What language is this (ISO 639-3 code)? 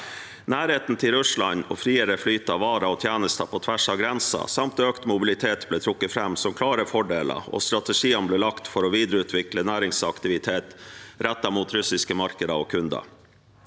nor